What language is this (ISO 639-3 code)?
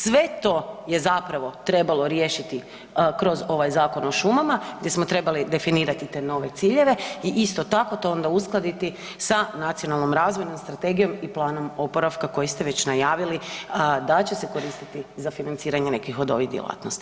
hrv